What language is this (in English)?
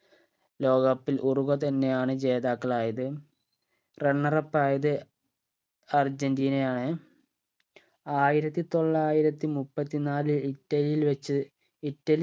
Malayalam